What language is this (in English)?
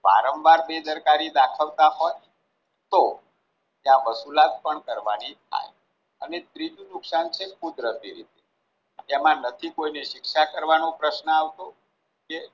Gujarati